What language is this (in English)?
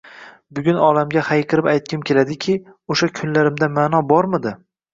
Uzbek